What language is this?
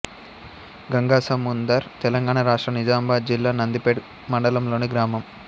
Telugu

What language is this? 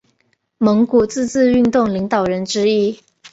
Chinese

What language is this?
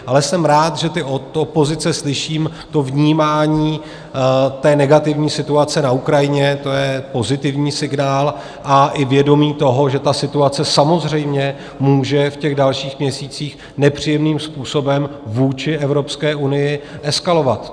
Czech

